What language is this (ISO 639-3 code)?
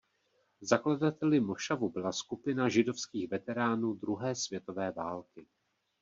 ces